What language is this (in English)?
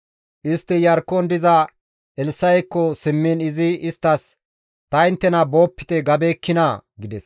Gamo